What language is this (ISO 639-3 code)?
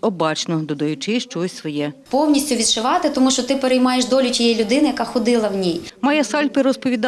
ukr